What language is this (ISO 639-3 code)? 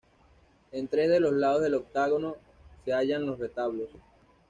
spa